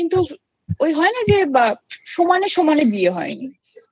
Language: Bangla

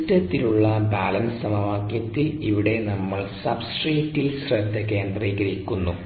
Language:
Malayalam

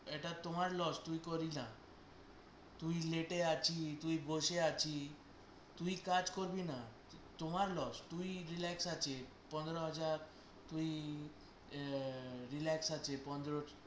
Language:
Bangla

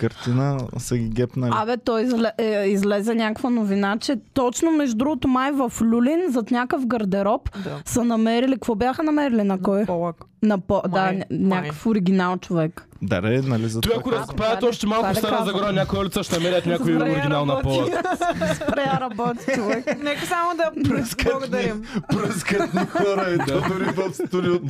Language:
Bulgarian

